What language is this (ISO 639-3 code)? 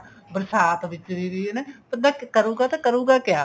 pan